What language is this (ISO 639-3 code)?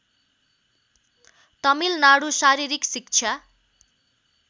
nep